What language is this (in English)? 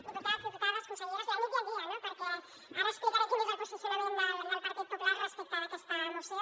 Catalan